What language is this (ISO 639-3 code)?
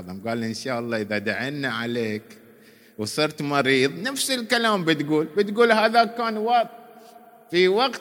ara